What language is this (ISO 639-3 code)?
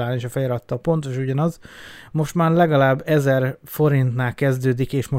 hun